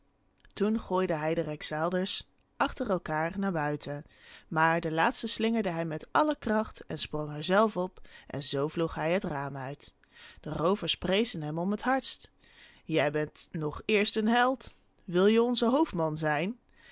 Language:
Dutch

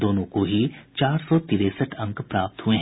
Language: Hindi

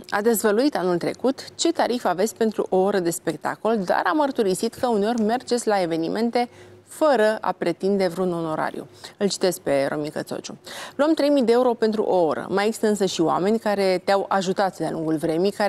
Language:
Romanian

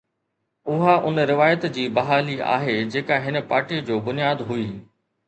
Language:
Sindhi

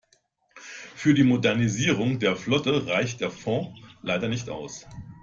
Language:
German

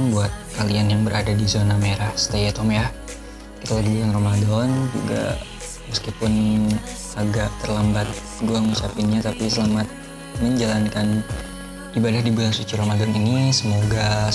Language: Indonesian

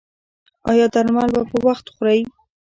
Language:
Pashto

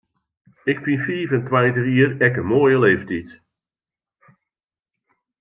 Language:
Western Frisian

